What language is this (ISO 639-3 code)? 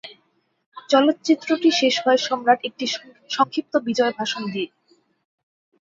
ben